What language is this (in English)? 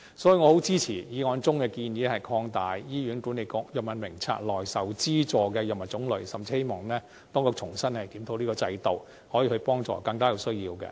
Cantonese